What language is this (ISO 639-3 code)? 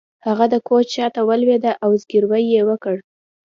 pus